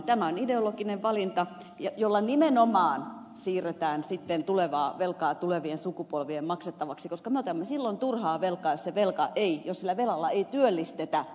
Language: Finnish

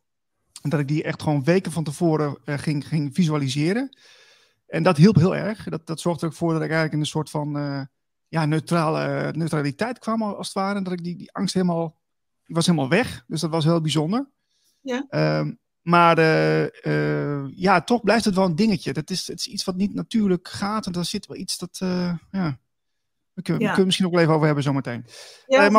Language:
Dutch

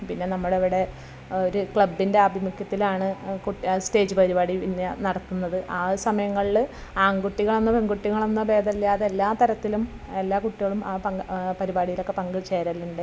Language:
Malayalam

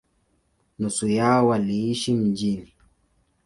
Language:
Swahili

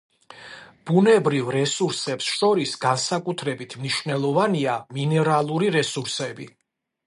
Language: Georgian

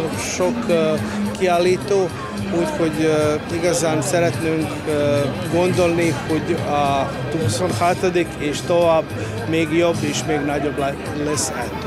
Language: Hungarian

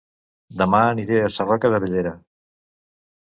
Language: Catalan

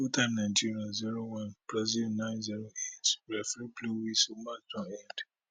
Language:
Nigerian Pidgin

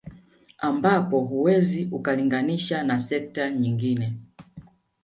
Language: Swahili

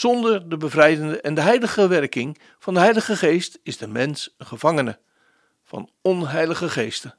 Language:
Dutch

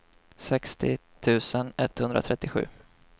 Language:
Swedish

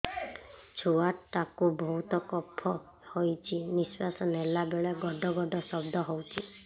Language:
Odia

